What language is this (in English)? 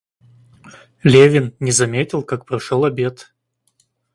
Russian